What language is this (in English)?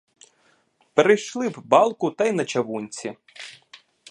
Ukrainian